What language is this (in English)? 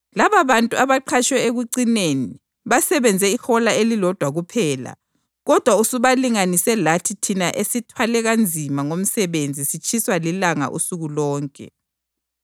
North Ndebele